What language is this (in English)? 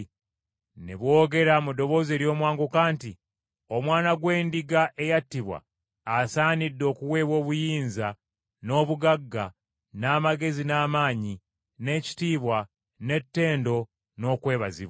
Ganda